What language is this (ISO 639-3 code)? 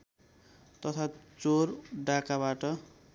nep